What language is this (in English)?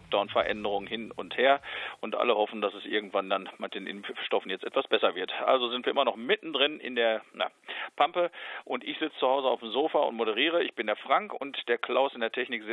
German